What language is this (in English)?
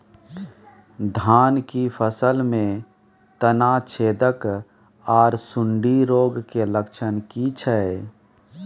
Maithili